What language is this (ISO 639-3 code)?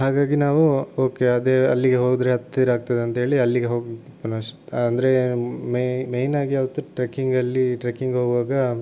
kan